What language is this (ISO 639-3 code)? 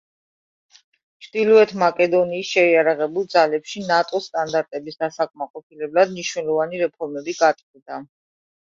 kat